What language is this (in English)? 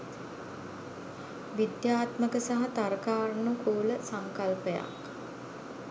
Sinhala